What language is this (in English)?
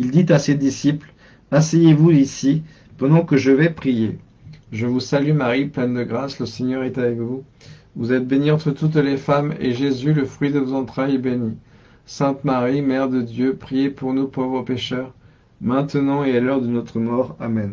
French